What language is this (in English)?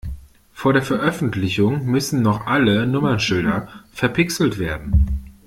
German